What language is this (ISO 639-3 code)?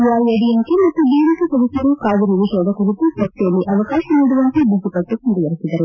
kan